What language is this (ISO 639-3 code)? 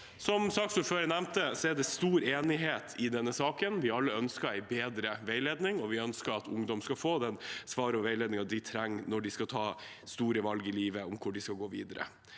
nor